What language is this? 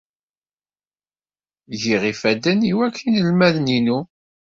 Kabyle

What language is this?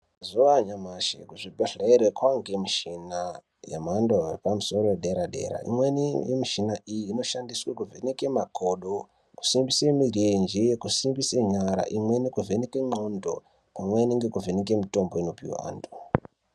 Ndau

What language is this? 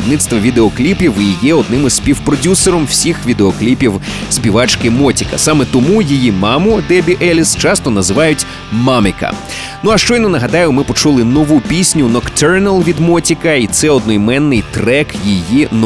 Ukrainian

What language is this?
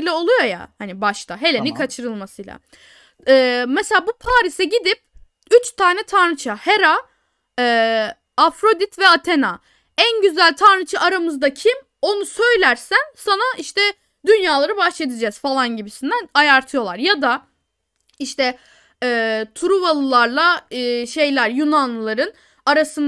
Turkish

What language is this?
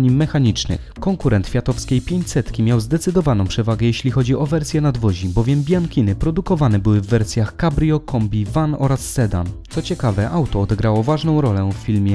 Polish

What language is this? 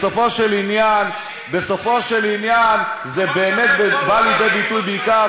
Hebrew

